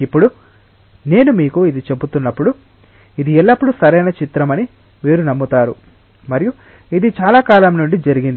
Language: Telugu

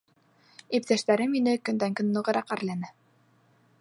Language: Bashkir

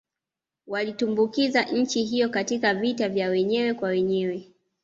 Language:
Swahili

